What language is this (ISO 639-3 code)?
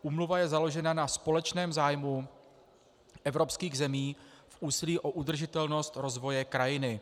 ces